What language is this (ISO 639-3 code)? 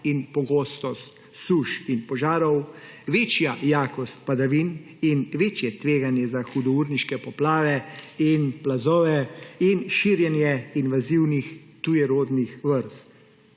slv